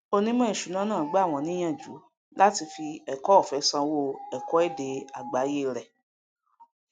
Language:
Yoruba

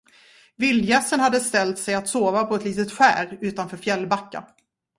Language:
Swedish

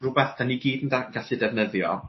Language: Welsh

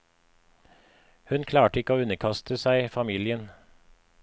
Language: Norwegian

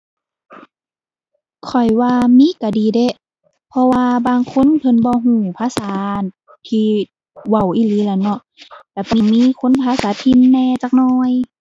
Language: Thai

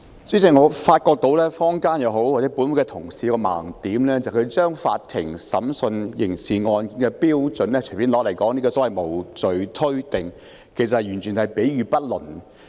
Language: Cantonese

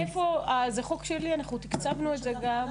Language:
Hebrew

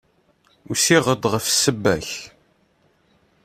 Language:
Kabyle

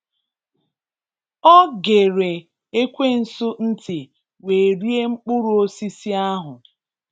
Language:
Igbo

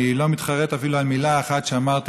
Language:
Hebrew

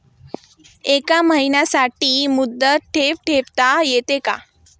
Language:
Marathi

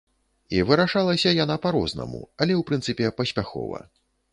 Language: Belarusian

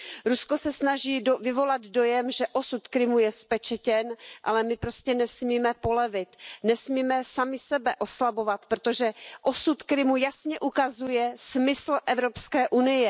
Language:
Czech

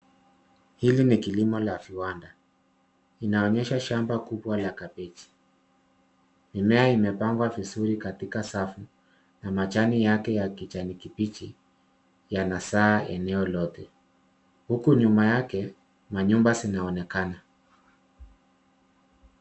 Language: Swahili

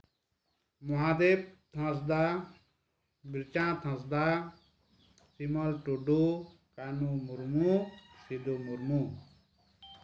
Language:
Santali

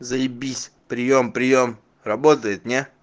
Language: Russian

